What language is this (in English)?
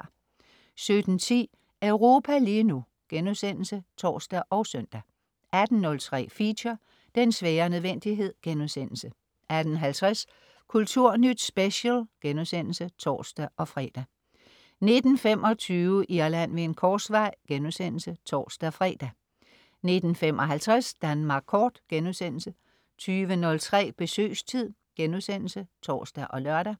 Danish